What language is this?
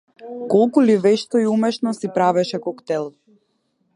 Macedonian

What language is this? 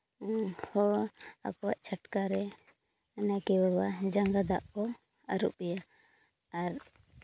Santali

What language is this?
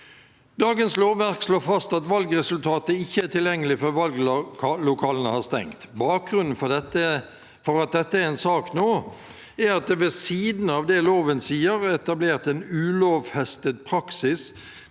Norwegian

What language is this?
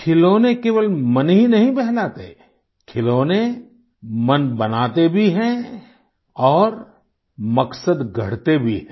Hindi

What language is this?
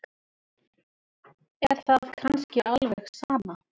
Icelandic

